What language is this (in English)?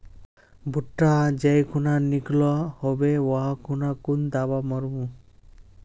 Magahi